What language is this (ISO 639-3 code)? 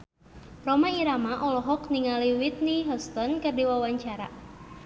sun